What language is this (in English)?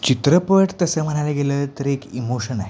Marathi